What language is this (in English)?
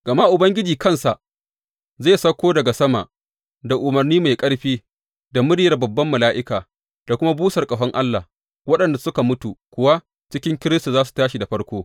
Hausa